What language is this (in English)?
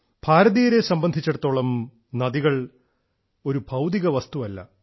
Malayalam